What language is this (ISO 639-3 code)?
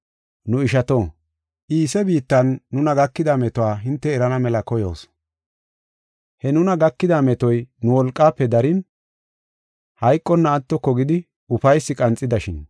gof